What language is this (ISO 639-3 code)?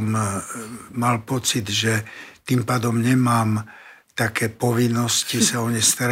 slk